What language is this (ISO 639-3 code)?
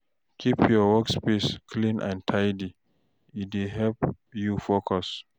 pcm